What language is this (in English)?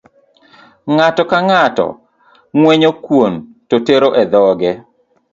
Luo (Kenya and Tanzania)